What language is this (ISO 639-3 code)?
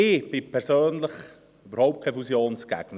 gsw